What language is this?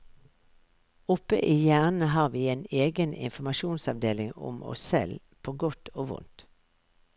Norwegian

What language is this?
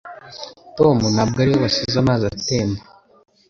Kinyarwanda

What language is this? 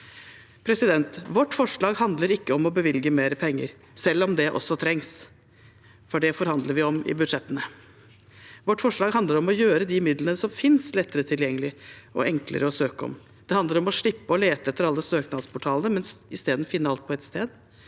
Norwegian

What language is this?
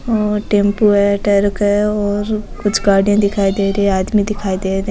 Rajasthani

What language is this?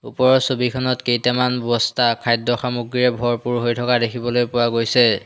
Assamese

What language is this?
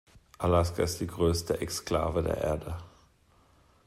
German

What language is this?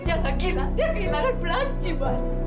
Indonesian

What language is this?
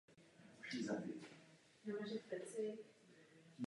Czech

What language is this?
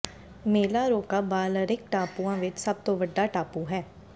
Punjabi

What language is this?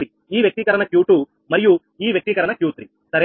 Telugu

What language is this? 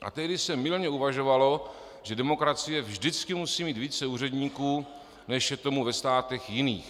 Czech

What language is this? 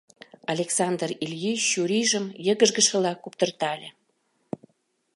Mari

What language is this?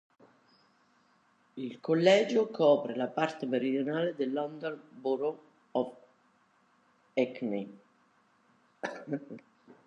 Italian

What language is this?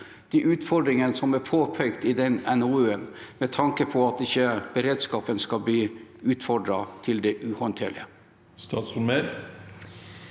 Norwegian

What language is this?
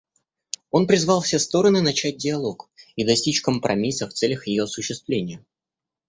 Russian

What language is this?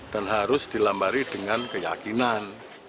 Indonesian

